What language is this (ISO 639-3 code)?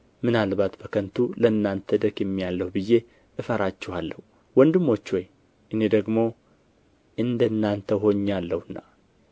amh